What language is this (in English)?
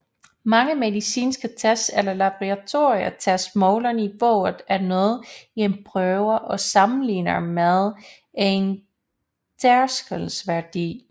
Danish